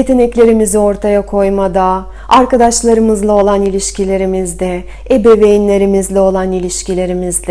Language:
Turkish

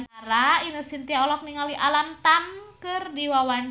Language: Sundanese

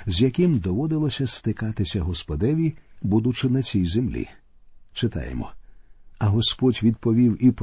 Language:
Ukrainian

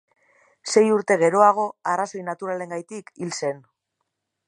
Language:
Basque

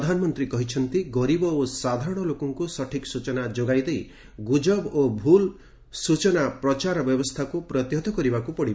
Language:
Odia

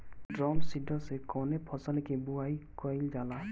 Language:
Bhojpuri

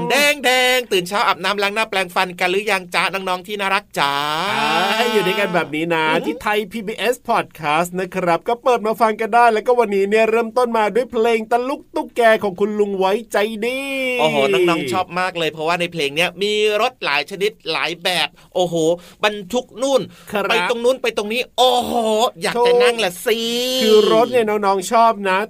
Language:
Thai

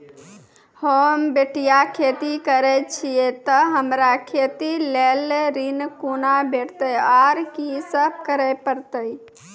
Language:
Maithili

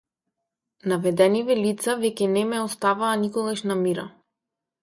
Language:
Macedonian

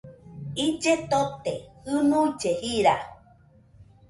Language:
Nüpode Huitoto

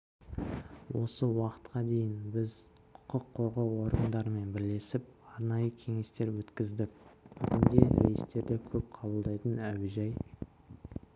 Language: Kazakh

